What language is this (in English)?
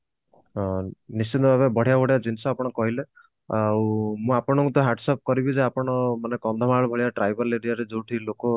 Odia